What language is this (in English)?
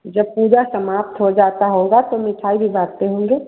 Hindi